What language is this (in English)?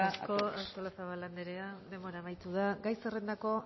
Basque